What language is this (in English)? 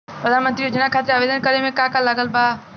Bhojpuri